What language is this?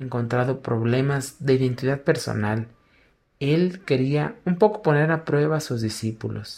Spanish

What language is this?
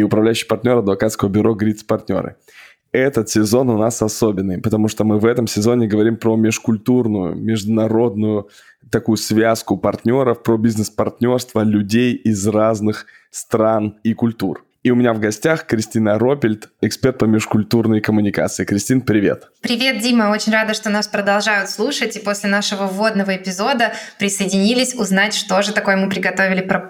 Russian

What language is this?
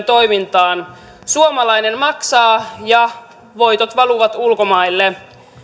Finnish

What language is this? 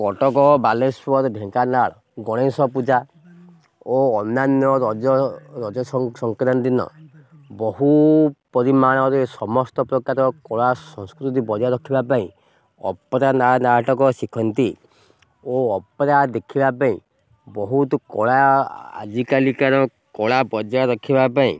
Odia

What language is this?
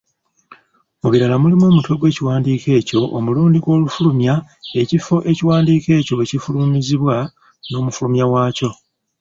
Ganda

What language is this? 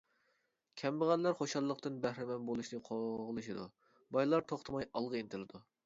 Uyghur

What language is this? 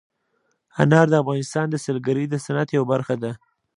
Pashto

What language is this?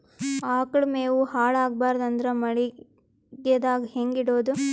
Kannada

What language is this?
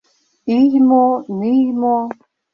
Mari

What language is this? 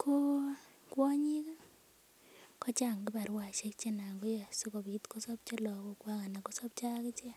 Kalenjin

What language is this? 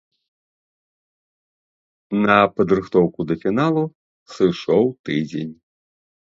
Belarusian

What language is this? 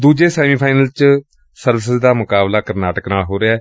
Punjabi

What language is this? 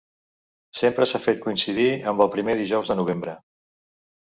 Catalan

